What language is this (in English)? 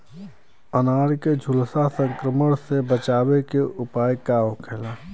Bhojpuri